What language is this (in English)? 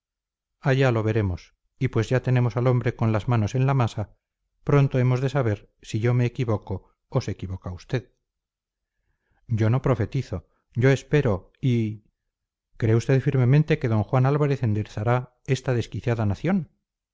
Spanish